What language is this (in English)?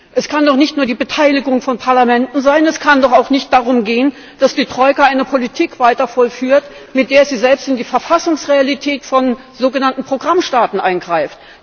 German